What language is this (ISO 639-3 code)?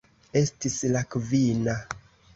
epo